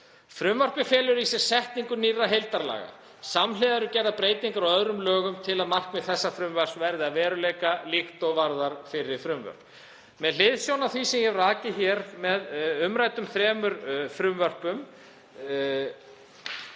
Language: Icelandic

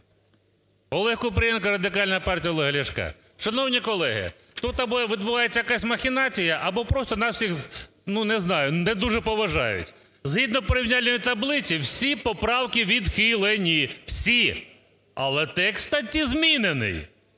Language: Ukrainian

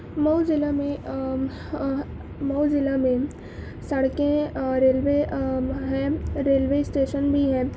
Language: Urdu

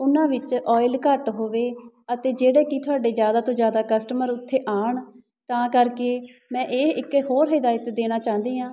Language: Punjabi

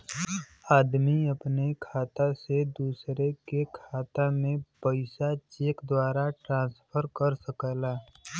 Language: Bhojpuri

